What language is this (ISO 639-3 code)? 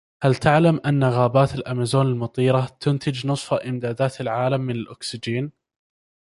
ara